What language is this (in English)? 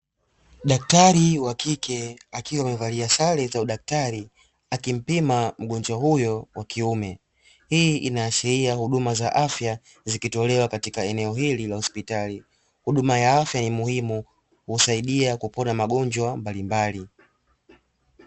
Swahili